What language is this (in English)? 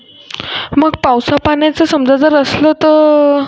Marathi